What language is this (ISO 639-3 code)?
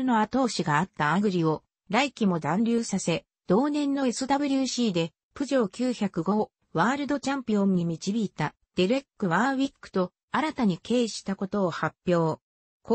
jpn